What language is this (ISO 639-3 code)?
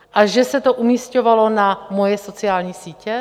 ces